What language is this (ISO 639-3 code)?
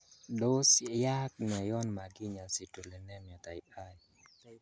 kln